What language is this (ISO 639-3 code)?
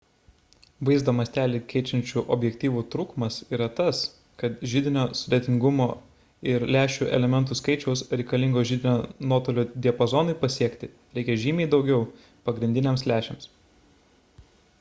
lit